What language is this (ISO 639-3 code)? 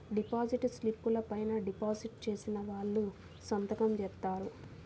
tel